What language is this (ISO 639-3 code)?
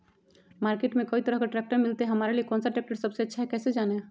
mag